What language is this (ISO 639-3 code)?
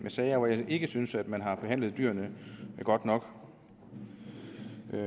dan